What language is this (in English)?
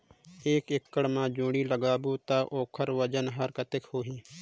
Chhattisgarhi